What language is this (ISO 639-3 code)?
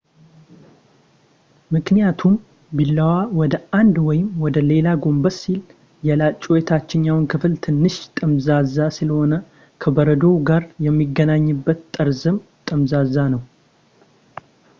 amh